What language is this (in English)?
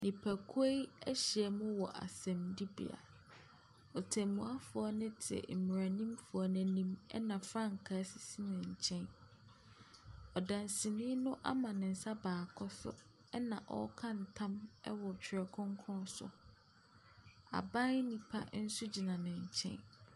Akan